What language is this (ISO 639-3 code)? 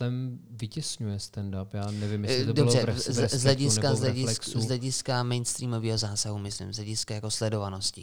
ces